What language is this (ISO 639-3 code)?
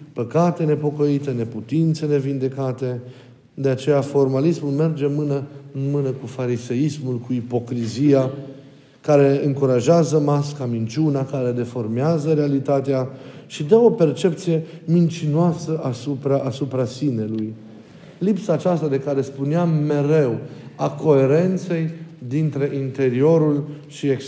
ron